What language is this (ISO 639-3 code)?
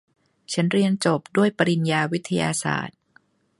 tha